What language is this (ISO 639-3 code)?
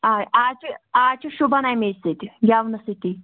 kas